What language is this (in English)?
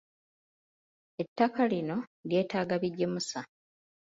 Ganda